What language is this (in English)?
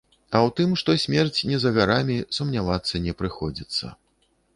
Belarusian